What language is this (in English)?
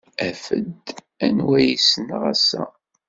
Kabyle